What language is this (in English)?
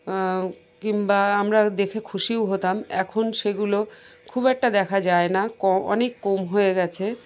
Bangla